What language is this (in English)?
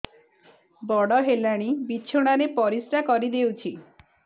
Odia